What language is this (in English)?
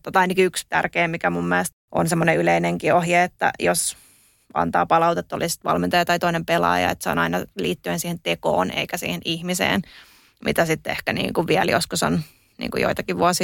Finnish